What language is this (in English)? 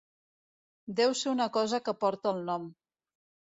Catalan